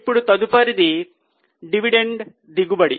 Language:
Telugu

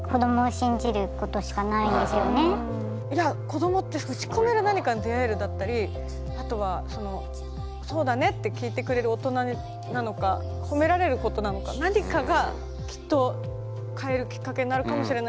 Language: Japanese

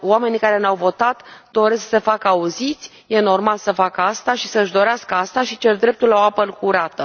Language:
Romanian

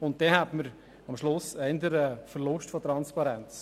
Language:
Swiss German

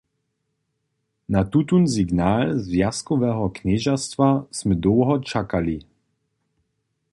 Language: Upper Sorbian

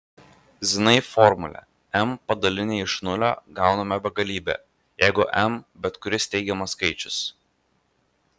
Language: Lithuanian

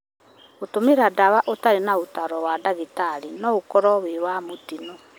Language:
Kikuyu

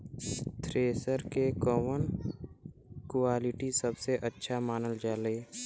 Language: Bhojpuri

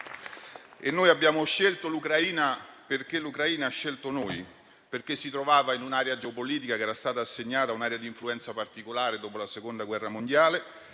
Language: Italian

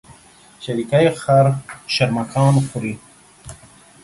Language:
Pashto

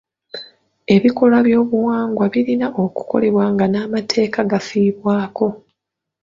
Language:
Ganda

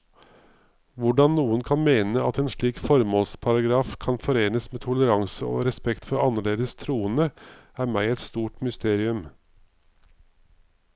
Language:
Norwegian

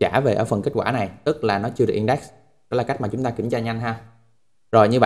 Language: Vietnamese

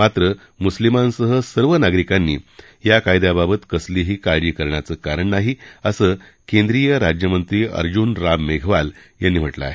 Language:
Marathi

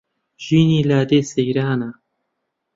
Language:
Central Kurdish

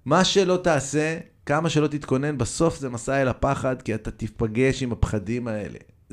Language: Hebrew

